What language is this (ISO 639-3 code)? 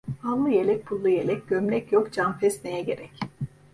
tur